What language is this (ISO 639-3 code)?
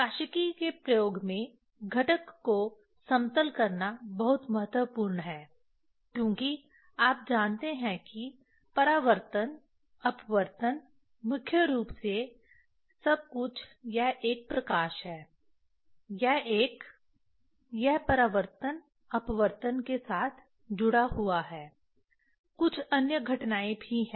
hin